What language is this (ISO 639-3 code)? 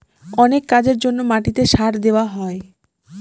ben